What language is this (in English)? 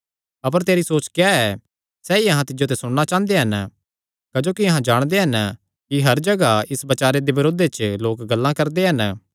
Kangri